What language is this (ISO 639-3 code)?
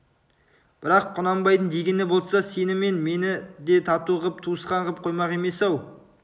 kaz